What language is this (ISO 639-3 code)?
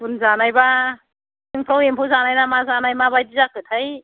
brx